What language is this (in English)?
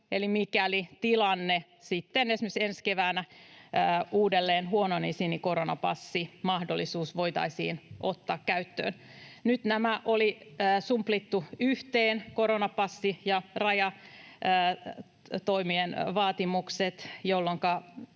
Finnish